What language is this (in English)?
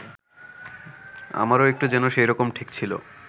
Bangla